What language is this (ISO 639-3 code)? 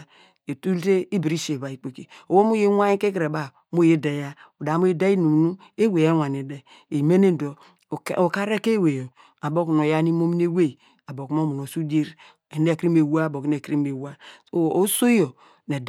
deg